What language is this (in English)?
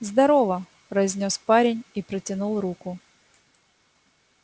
Russian